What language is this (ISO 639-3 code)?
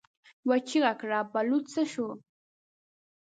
pus